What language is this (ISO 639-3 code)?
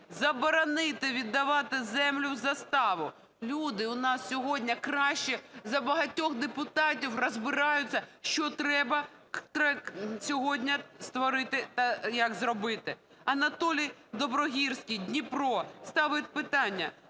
ukr